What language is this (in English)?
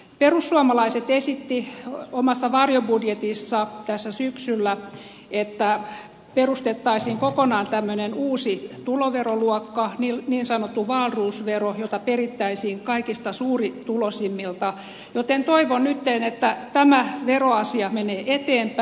Finnish